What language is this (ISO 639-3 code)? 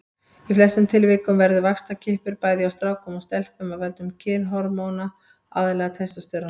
isl